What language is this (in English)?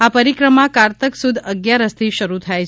Gujarati